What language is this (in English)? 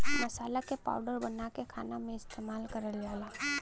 Bhojpuri